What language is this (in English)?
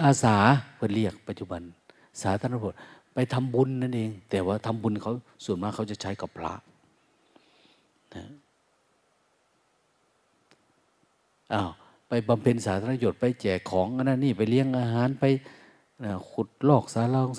Thai